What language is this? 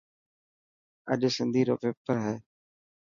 Dhatki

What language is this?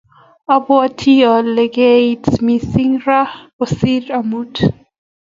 Kalenjin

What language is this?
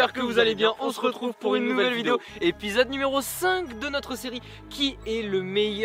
French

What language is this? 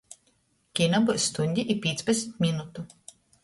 Latgalian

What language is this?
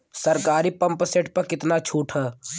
Bhojpuri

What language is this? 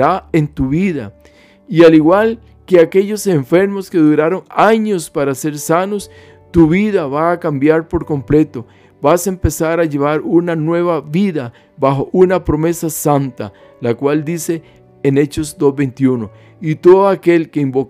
Spanish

